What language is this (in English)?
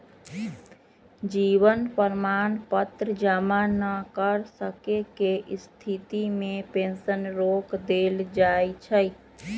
Magahi